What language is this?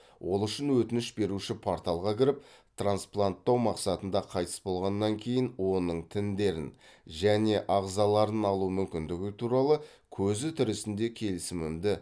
Kazakh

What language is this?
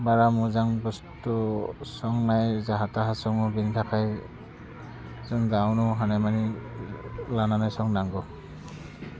Bodo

